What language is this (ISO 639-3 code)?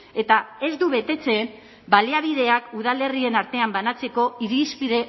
eus